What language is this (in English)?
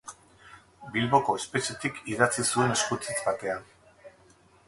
Basque